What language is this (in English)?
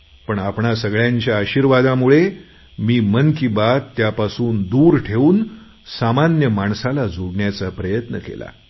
Marathi